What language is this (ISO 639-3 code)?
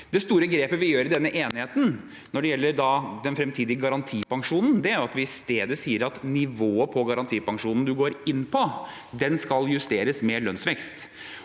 nor